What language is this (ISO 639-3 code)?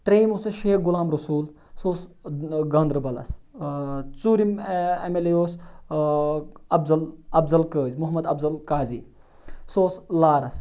kas